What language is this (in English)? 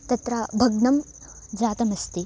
Sanskrit